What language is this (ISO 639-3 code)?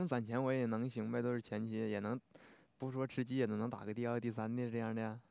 zho